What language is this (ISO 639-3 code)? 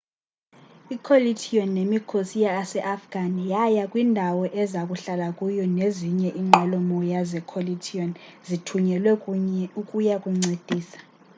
xho